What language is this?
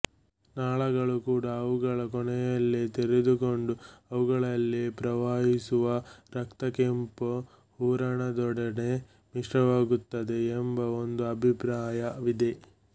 Kannada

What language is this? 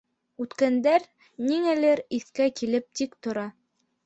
Bashkir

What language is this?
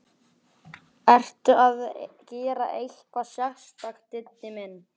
Icelandic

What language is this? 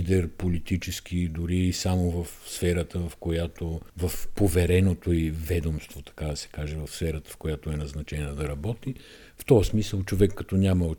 Bulgarian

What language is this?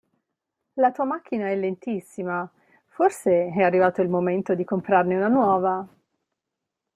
Italian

